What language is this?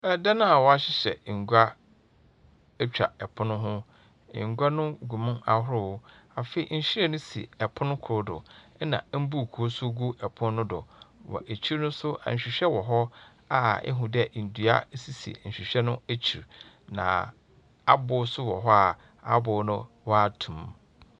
Akan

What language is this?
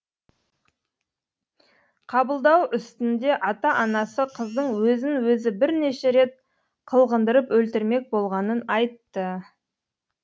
Kazakh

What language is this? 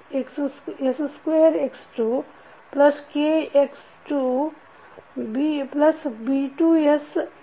Kannada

